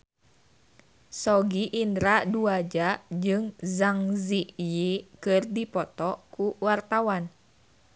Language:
Sundanese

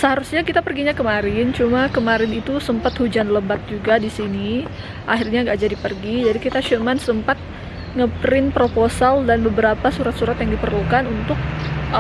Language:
Indonesian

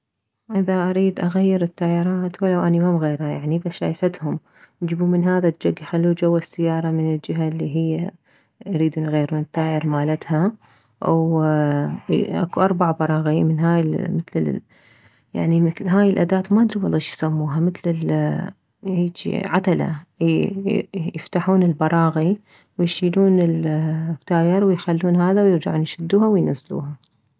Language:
Mesopotamian Arabic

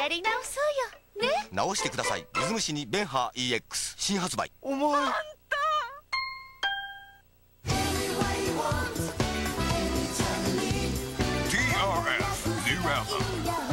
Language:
Japanese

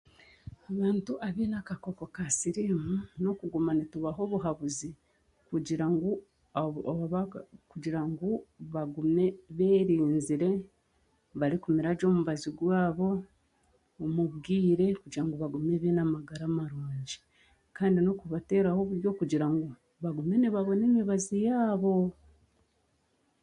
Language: Chiga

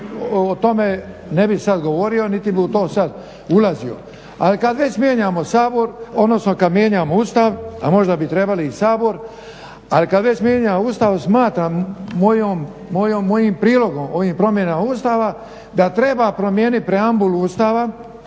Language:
Croatian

